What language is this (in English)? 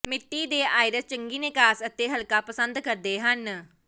Punjabi